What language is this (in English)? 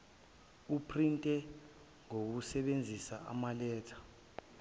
Zulu